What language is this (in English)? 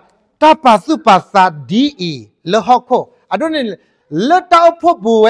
Thai